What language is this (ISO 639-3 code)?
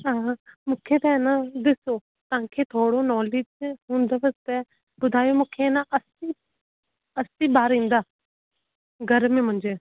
snd